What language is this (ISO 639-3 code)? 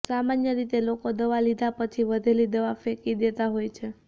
guj